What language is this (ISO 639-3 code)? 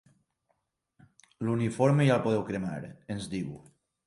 cat